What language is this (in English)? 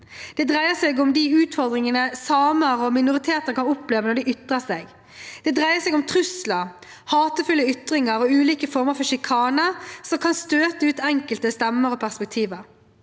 Norwegian